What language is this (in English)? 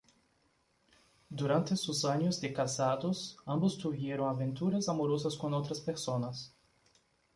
Spanish